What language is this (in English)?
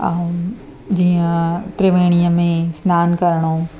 Sindhi